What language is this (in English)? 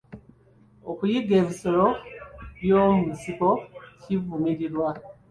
Ganda